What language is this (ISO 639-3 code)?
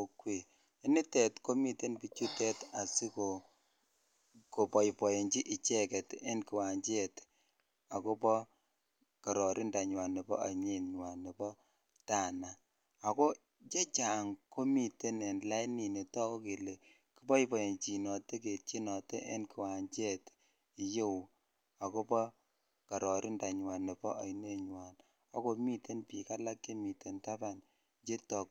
kln